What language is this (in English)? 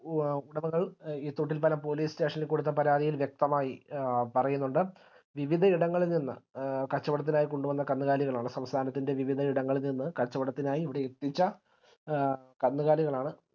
Malayalam